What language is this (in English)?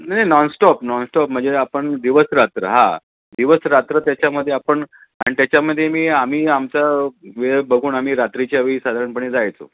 Marathi